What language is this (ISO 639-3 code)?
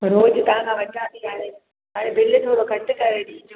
snd